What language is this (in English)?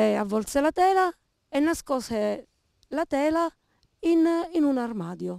Italian